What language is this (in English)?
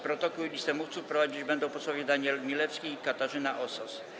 Polish